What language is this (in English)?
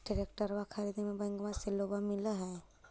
Magahi